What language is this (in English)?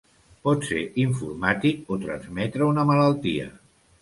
Catalan